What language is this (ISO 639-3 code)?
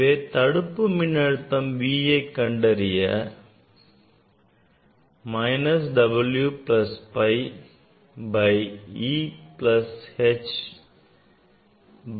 tam